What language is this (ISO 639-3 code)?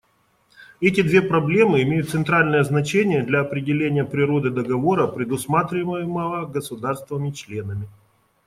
rus